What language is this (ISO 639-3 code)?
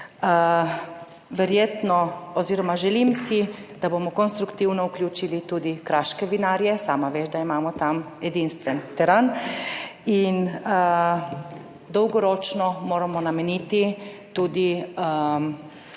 slv